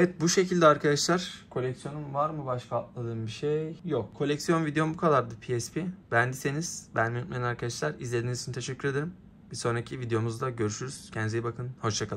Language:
Turkish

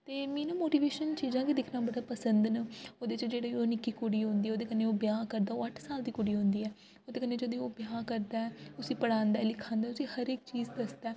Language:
Dogri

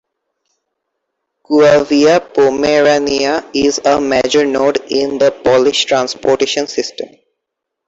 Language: English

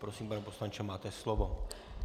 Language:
Czech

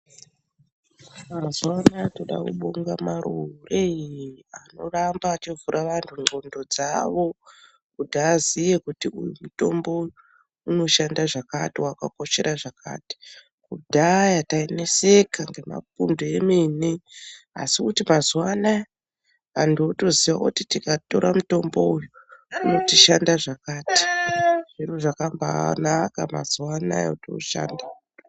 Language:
Ndau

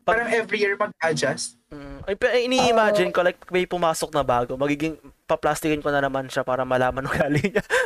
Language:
Filipino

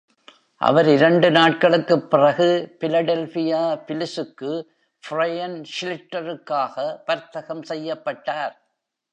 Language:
Tamil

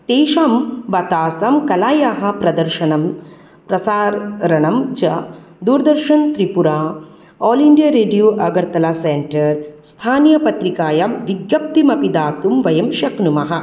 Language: Sanskrit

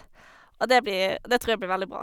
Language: Norwegian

